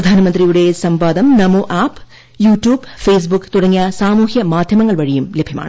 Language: Malayalam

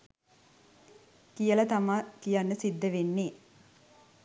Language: Sinhala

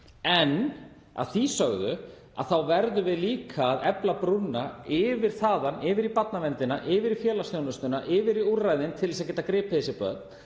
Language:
Icelandic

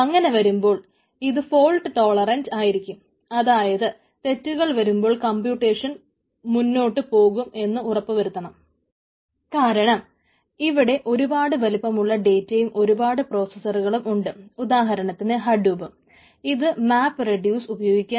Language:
Malayalam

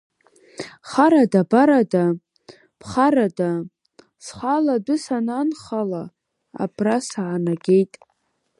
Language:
Abkhazian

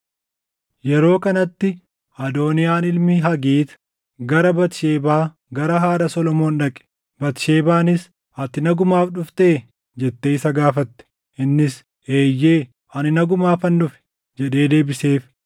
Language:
Oromo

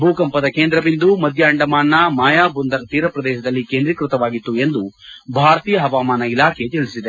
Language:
Kannada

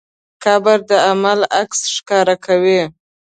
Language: Pashto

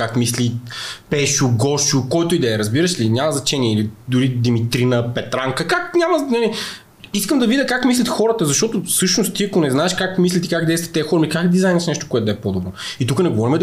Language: Bulgarian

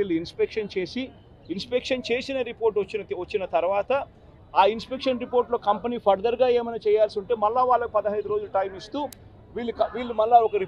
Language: Telugu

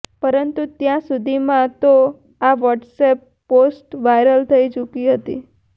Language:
Gujarati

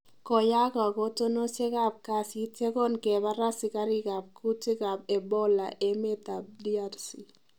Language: Kalenjin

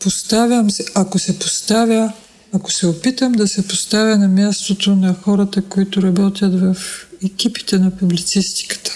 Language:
Bulgarian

